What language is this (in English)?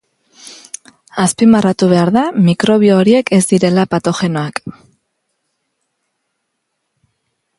Basque